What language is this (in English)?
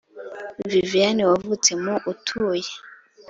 Kinyarwanda